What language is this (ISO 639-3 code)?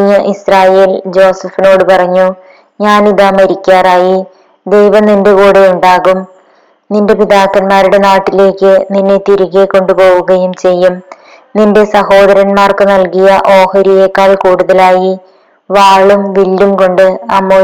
mal